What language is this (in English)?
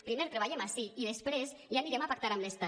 Catalan